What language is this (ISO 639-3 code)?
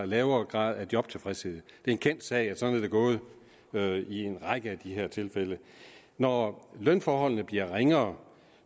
dan